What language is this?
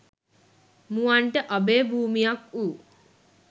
Sinhala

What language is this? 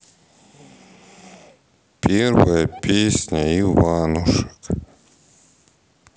Russian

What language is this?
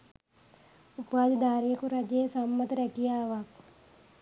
Sinhala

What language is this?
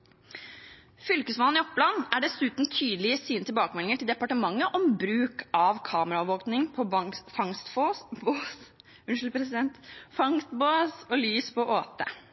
Norwegian Bokmål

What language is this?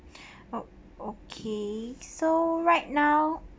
English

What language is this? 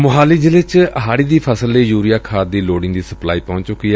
Punjabi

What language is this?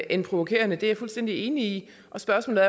Danish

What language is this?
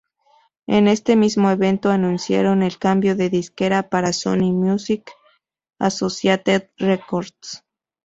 Spanish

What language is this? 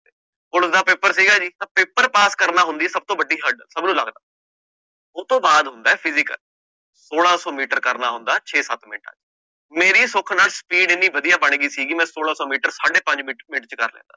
Punjabi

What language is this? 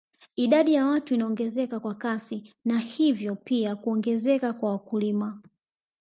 Swahili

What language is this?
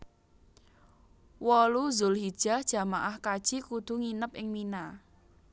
Javanese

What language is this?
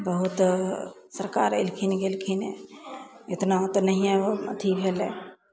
Maithili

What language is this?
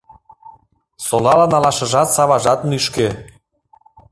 Mari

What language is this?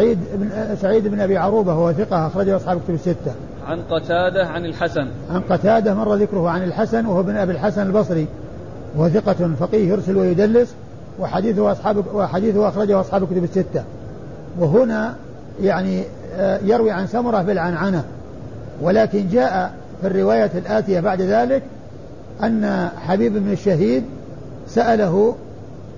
Arabic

